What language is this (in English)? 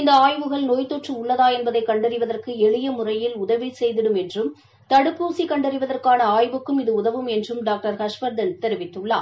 Tamil